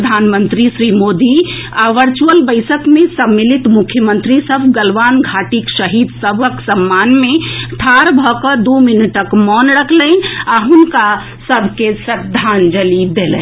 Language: Maithili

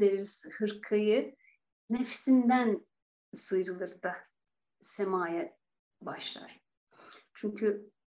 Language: Turkish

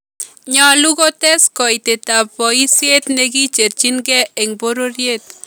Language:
Kalenjin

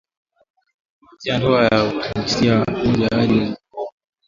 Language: Swahili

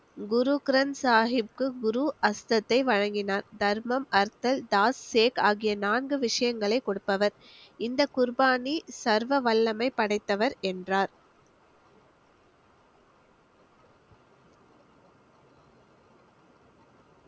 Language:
Tamil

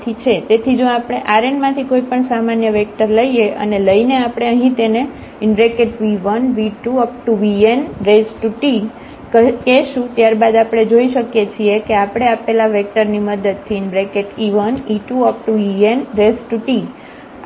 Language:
Gujarati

